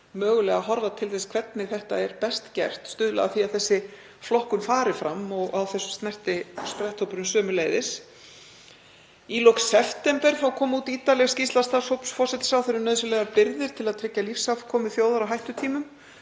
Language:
Icelandic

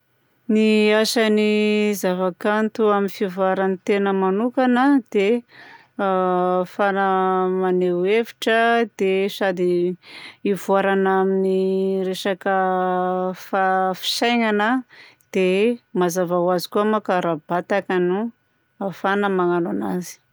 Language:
Southern Betsimisaraka Malagasy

